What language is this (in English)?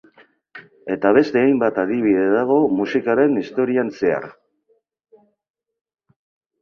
Basque